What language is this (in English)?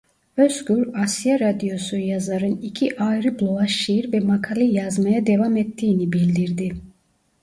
Turkish